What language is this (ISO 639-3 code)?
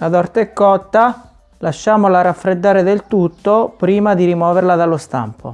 ita